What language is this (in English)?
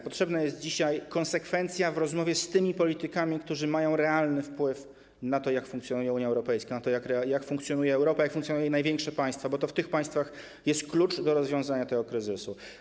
Polish